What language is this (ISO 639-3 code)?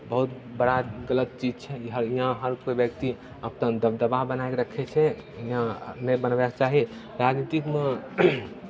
mai